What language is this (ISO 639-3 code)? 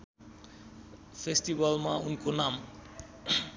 nep